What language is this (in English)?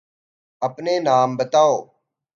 Urdu